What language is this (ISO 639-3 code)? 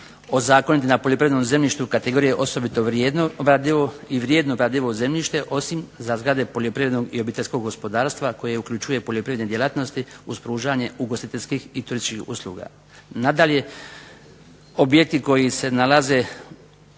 hrv